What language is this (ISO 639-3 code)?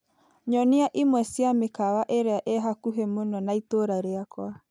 kik